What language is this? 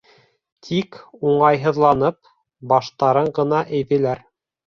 Bashkir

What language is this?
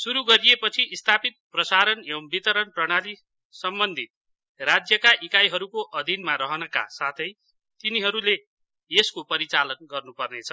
Nepali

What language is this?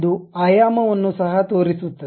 Kannada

